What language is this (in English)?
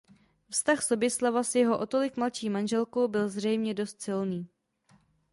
Czech